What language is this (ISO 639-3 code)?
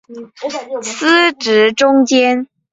zho